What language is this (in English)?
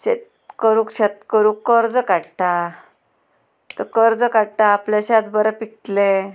Konkani